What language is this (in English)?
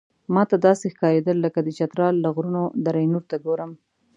Pashto